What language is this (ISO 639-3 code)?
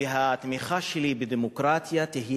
heb